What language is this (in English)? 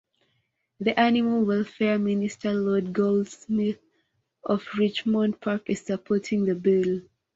English